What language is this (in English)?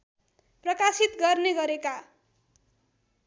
Nepali